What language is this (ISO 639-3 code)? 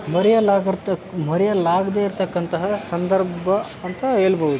kan